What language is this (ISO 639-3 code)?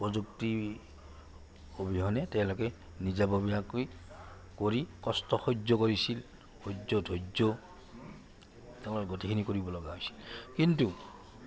asm